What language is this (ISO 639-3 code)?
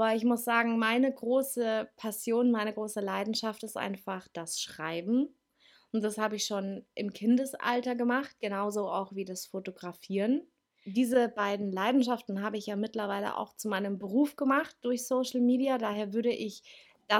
deu